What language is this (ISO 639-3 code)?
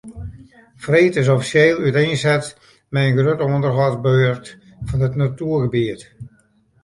fry